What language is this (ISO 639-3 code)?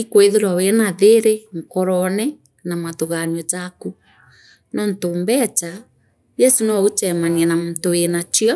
mer